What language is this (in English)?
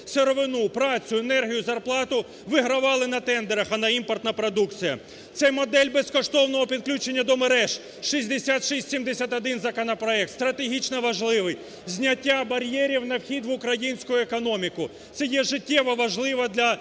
Ukrainian